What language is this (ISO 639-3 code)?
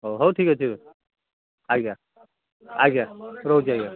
ori